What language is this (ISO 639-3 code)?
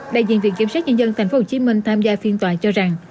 vie